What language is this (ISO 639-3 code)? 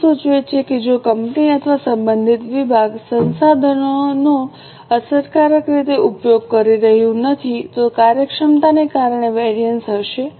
guj